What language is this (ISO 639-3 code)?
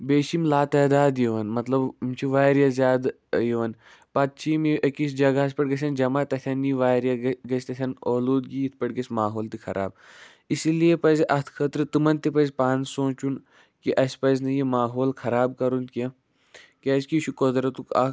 kas